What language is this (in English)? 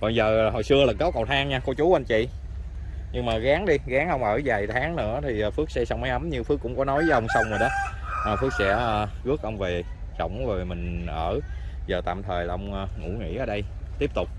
Vietnamese